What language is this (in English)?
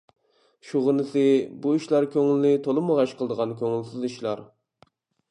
Uyghur